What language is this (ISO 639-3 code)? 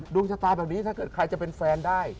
tha